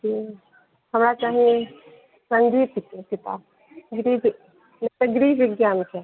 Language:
Maithili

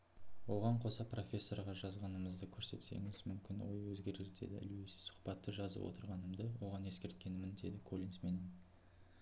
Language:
Kazakh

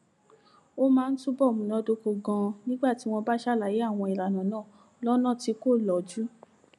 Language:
Yoruba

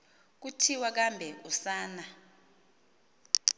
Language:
Xhosa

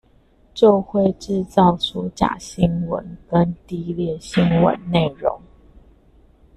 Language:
Chinese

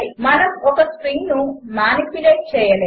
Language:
Telugu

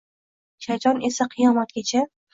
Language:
Uzbek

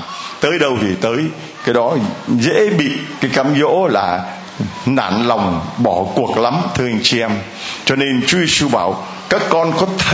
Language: Vietnamese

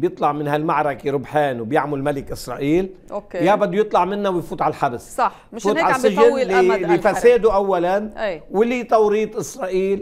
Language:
Arabic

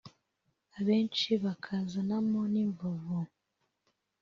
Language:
Kinyarwanda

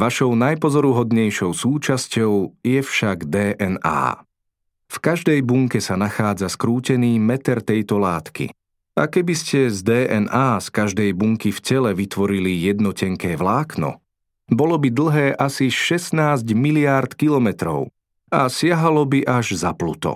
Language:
Slovak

